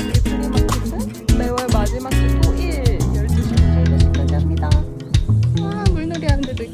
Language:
Korean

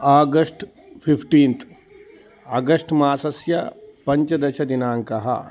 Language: Sanskrit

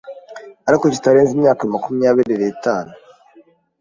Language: Kinyarwanda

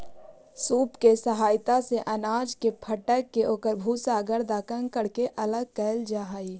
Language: Magahi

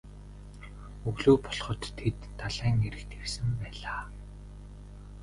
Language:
Mongolian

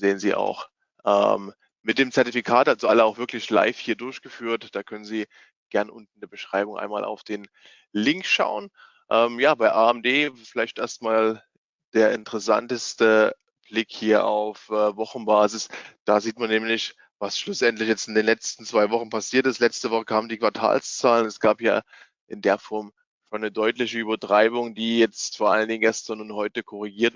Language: German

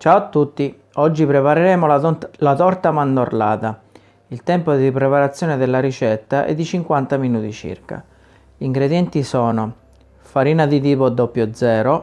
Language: Italian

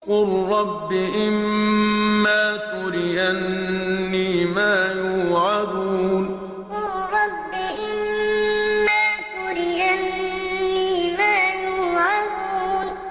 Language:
Arabic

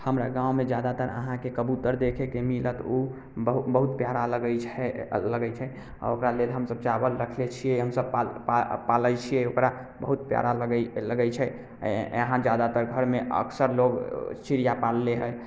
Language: Maithili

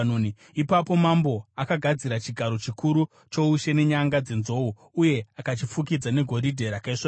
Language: Shona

